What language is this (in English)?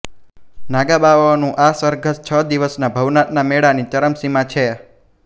Gujarati